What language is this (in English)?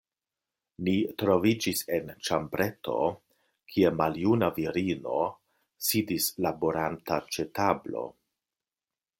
Esperanto